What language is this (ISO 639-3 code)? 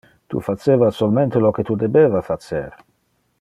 ina